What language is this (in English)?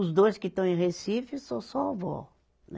Portuguese